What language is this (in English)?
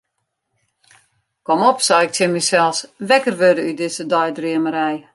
Western Frisian